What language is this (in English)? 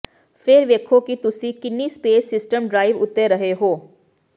Punjabi